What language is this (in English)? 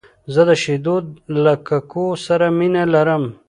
Pashto